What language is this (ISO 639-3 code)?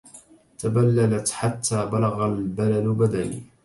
ara